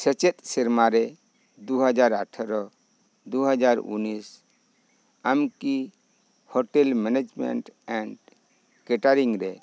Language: Santali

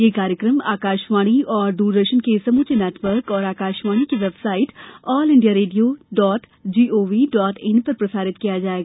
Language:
Hindi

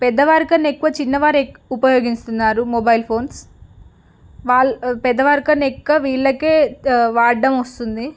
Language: Telugu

